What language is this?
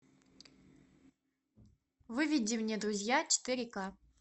Russian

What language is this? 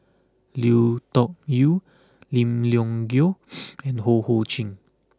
English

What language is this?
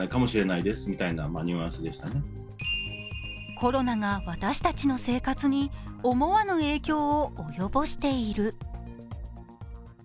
Japanese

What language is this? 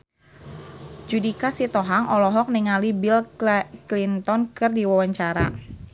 Sundanese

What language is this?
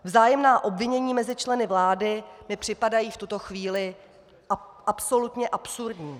Czech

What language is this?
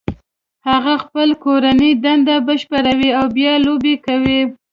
Pashto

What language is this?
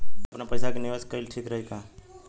Bhojpuri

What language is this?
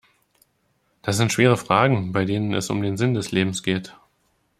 German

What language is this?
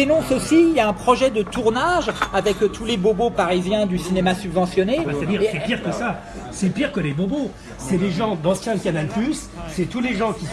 French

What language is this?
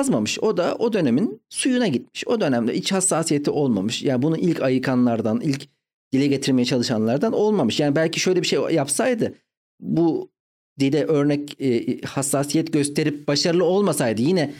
Turkish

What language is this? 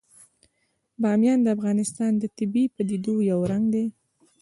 Pashto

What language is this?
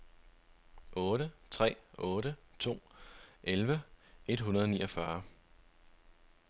Danish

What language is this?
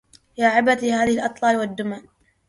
Arabic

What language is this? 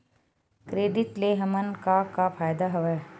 Chhattisgarhi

